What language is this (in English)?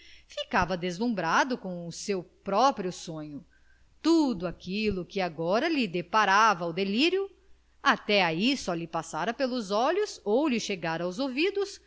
Portuguese